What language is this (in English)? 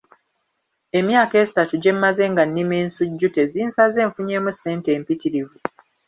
Ganda